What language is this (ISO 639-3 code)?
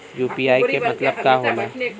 bho